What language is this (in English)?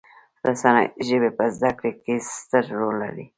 Pashto